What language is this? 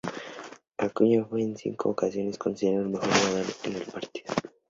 Spanish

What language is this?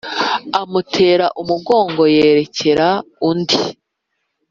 Kinyarwanda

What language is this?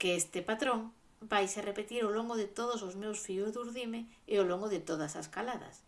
Galician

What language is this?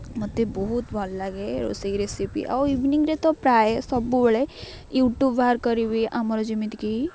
Odia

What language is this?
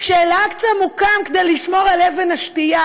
Hebrew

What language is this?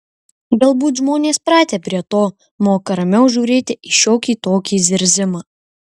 Lithuanian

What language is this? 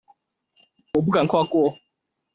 Chinese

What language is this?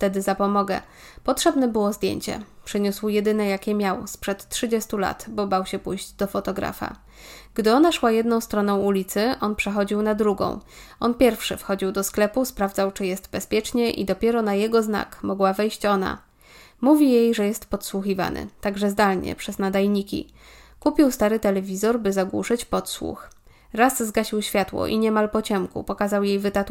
Polish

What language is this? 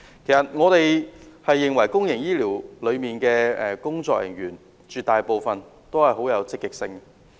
Cantonese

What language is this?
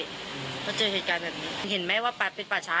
Thai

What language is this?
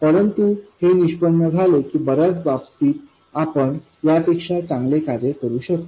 Marathi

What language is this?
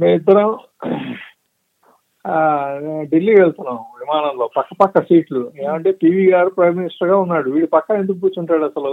Telugu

